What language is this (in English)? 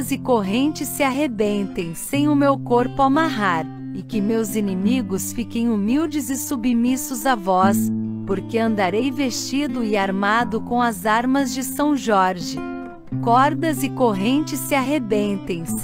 Portuguese